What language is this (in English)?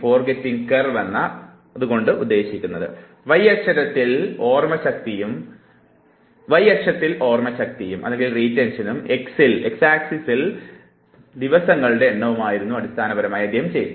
Malayalam